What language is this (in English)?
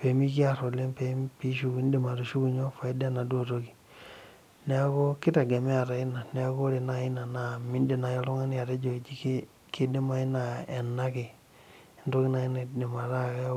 Masai